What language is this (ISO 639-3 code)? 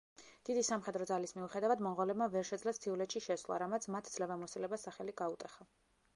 kat